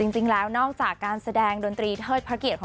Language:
Thai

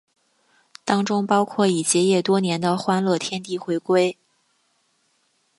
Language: Chinese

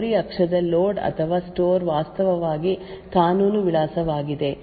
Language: Kannada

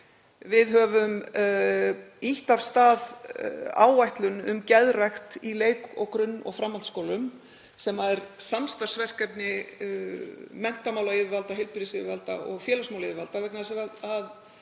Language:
Icelandic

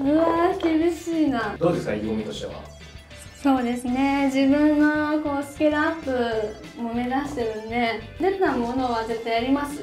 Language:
Japanese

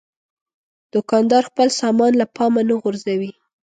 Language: Pashto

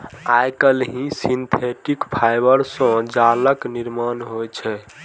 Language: Maithili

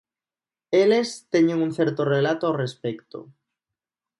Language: Galician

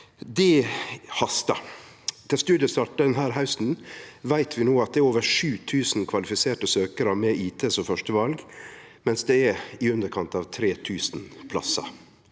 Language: Norwegian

